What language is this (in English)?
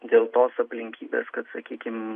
Lithuanian